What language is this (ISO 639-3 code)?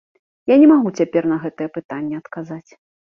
bel